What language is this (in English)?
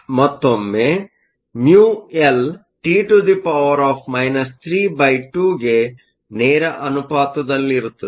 Kannada